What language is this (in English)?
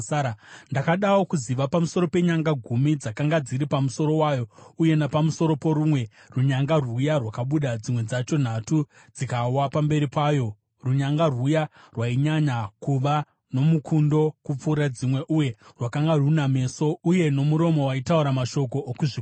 Shona